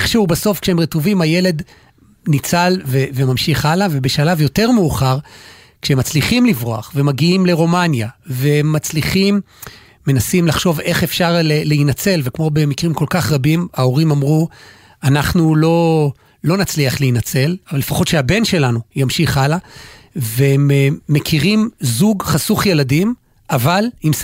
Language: Hebrew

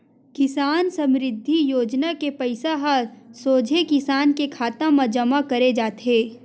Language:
Chhattisgarhi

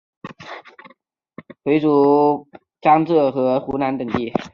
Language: Chinese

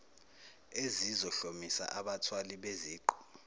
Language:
Zulu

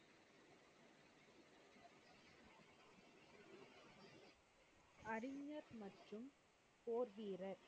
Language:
Tamil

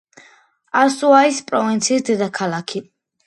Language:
Georgian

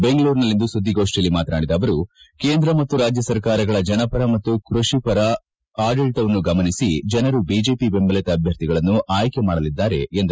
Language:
Kannada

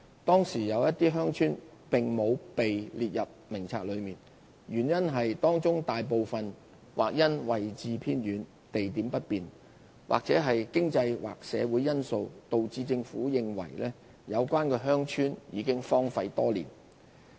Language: Cantonese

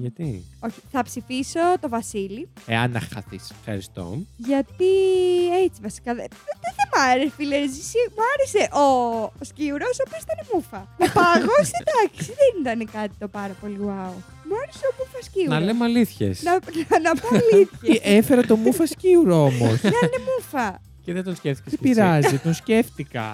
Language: Greek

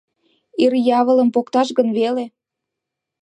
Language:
Mari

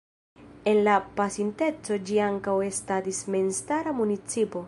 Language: Esperanto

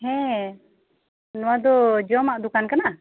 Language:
Santali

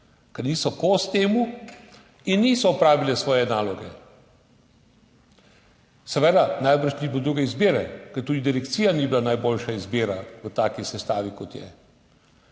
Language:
Slovenian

